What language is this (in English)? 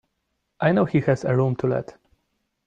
English